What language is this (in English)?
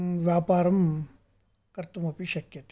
Sanskrit